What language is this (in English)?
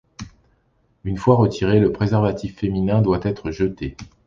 French